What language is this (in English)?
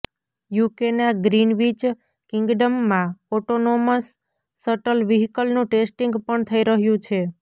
Gujarati